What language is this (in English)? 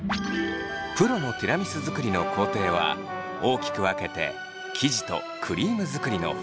Japanese